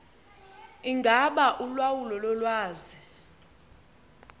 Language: Xhosa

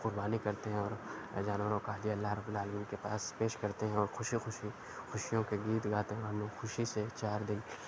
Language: Urdu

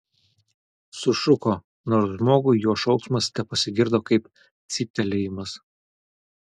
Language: Lithuanian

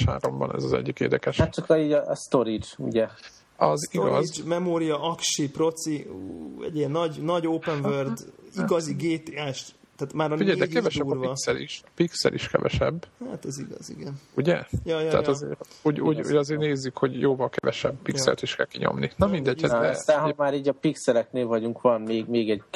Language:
Hungarian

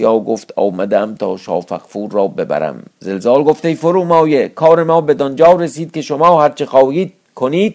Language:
Persian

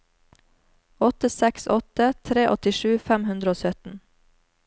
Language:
Norwegian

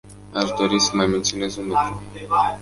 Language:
Romanian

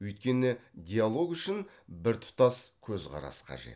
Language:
Kazakh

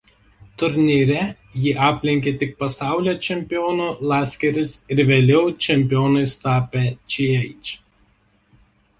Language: Lithuanian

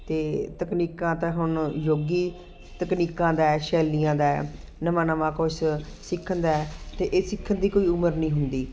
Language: Punjabi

